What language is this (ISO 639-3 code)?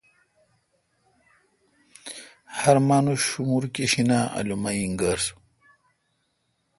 xka